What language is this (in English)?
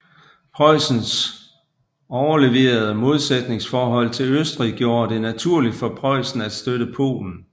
Danish